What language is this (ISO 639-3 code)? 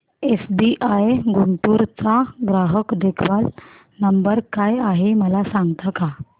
mar